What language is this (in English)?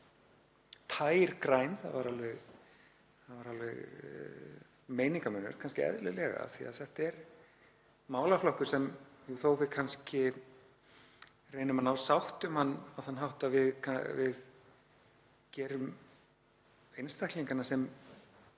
Icelandic